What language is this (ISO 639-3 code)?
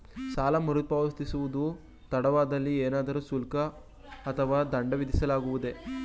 kan